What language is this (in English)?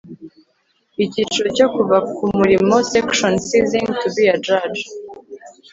Kinyarwanda